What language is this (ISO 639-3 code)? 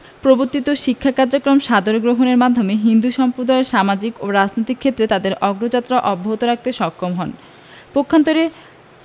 ben